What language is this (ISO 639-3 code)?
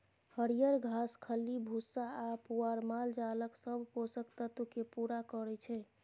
mai